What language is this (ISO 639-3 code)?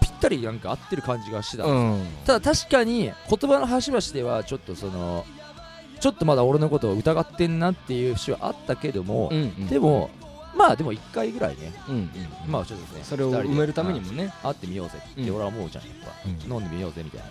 jpn